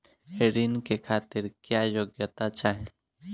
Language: Bhojpuri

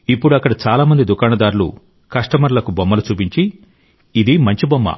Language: Telugu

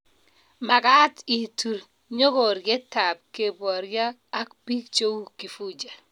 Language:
Kalenjin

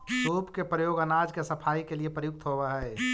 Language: Magahi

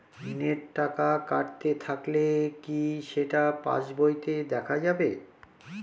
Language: Bangla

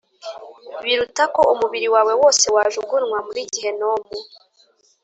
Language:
Kinyarwanda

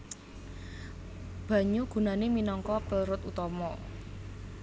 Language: Javanese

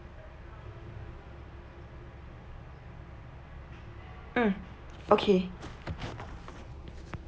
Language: English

